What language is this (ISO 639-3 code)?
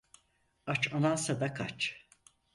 tur